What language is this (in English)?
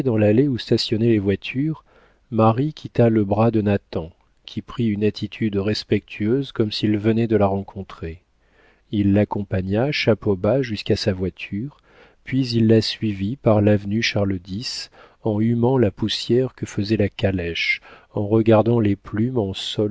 French